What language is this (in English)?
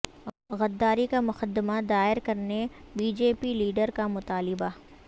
Urdu